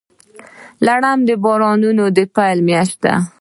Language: Pashto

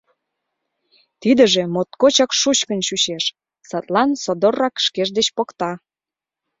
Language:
Mari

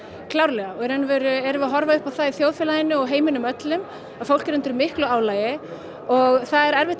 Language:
Icelandic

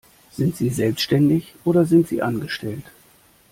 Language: German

